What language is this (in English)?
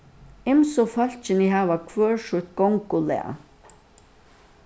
Faroese